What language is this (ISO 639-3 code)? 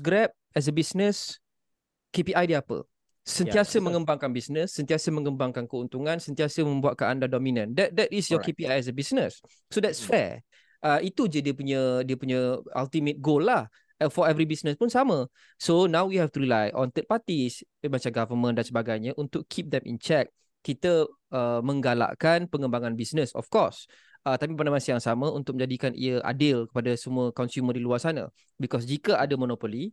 msa